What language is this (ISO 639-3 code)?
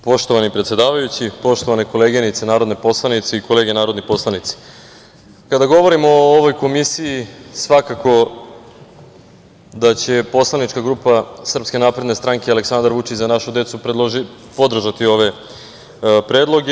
srp